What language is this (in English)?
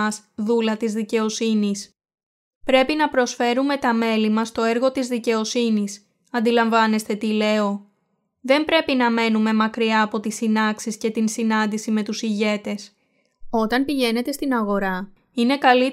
Greek